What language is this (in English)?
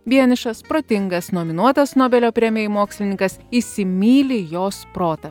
Lithuanian